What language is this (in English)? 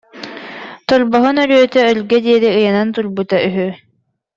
Yakut